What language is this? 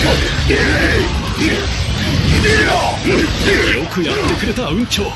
Japanese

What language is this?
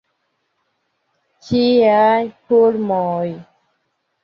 Esperanto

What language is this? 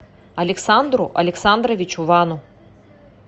Russian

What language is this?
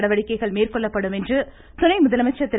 Tamil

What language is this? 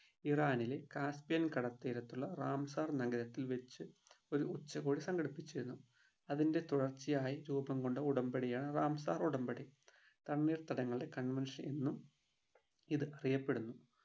Malayalam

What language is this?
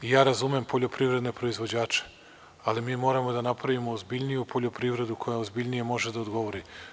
Serbian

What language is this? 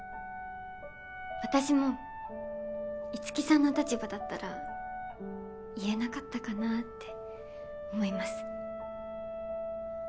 Japanese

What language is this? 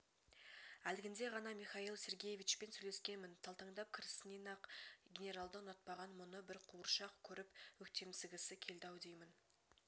Kazakh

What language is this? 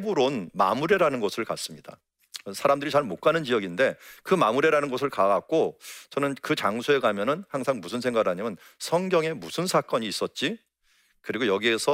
Korean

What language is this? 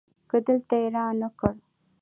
Pashto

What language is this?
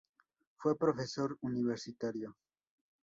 Spanish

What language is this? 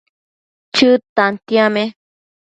Matsés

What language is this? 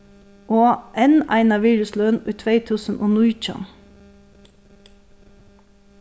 Faroese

